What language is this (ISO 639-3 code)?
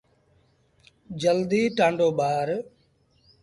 sbn